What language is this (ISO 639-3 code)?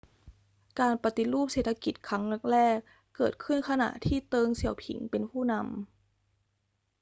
tha